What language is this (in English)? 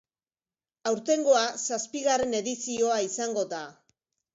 Basque